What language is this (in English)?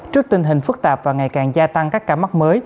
Vietnamese